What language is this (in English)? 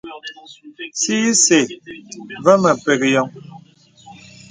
Bebele